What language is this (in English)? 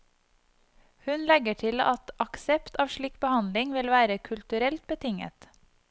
Norwegian